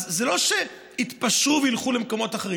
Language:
Hebrew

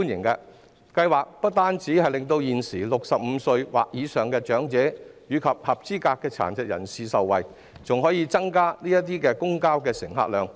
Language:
Cantonese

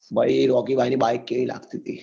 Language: Gujarati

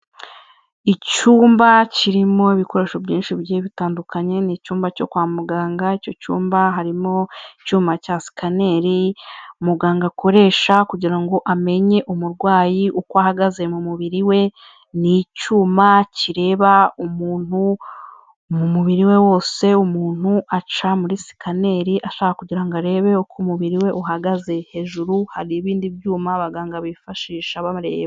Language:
Kinyarwanda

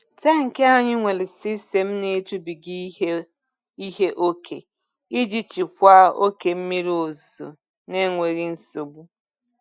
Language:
Igbo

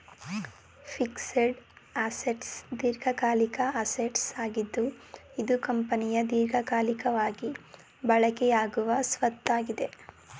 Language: Kannada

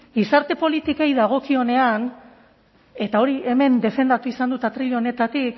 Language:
Basque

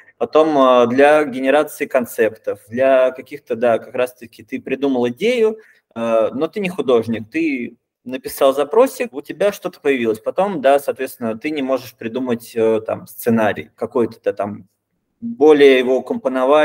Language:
Russian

